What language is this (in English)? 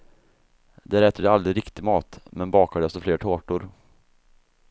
Swedish